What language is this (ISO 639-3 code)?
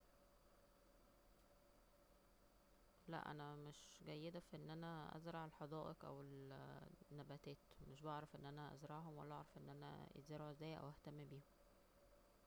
arz